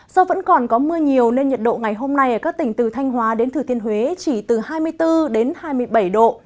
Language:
Vietnamese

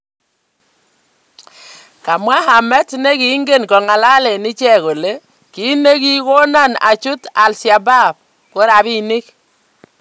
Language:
Kalenjin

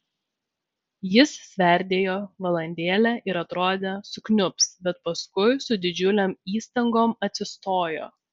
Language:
Lithuanian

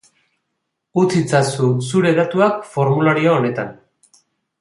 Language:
Basque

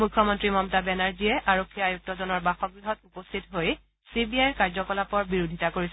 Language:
Assamese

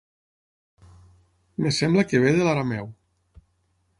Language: Catalan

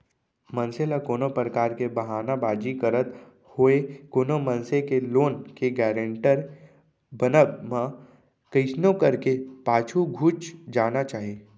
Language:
Chhattisgarhi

